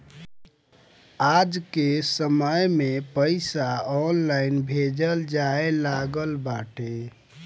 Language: Bhojpuri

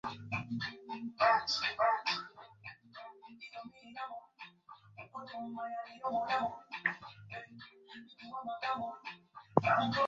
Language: Swahili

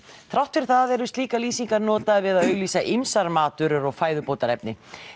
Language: Icelandic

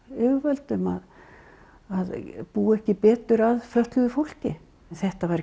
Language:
Icelandic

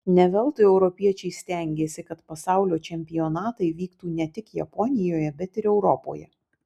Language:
Lithuanian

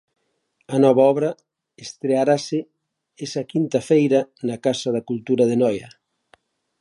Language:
Galician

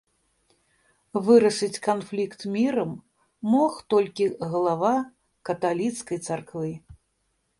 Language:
Belarusian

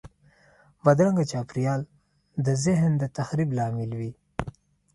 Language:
Pashto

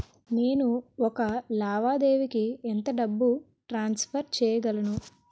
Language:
Telugu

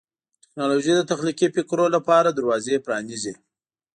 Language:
Pashto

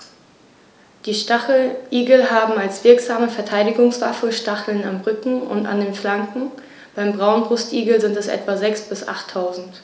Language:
German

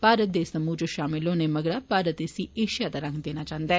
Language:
Dogri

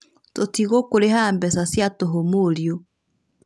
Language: Kikuyu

